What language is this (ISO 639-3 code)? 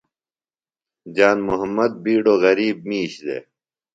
phl